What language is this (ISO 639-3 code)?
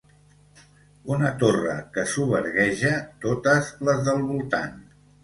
cat